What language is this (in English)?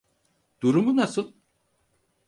Turkish